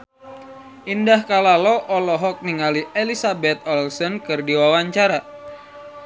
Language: Sundanese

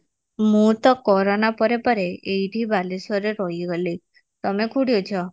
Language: Odia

